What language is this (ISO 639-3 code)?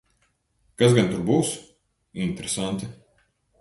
lav